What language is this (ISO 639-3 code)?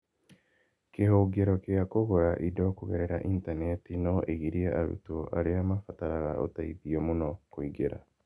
kik